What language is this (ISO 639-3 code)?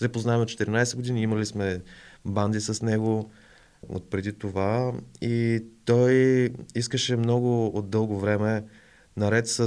bul